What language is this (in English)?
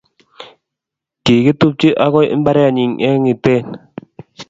Kalenjin